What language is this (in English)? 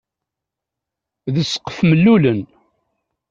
Kabyle